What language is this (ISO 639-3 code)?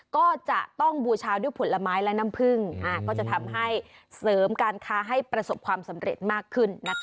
tha